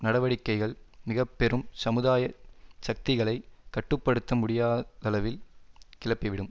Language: Tamil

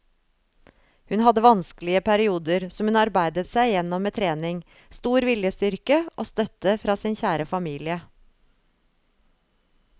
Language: Norwegian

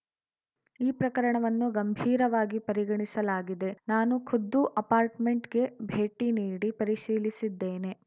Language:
Kannada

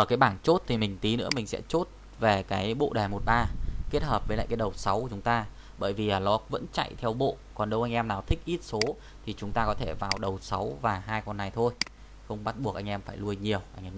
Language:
Vietnamese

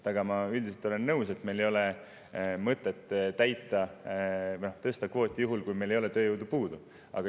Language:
Estonian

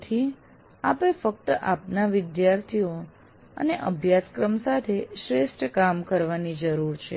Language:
Gujarati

